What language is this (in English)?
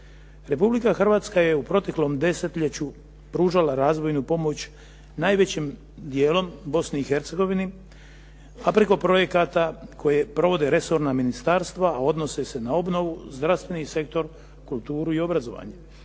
Croatian